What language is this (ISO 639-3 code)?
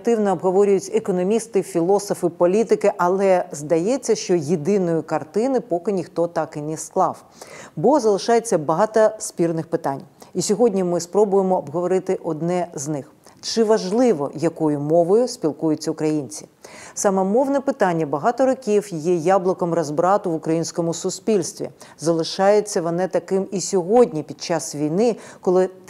ukr